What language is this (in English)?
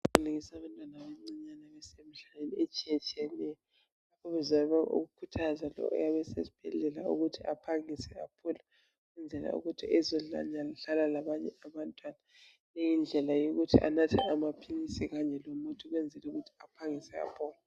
North Ndebele